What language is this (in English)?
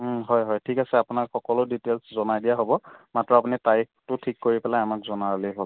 Assamese